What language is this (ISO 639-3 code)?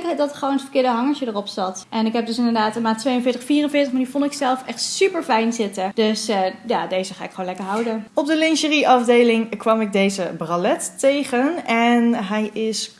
nld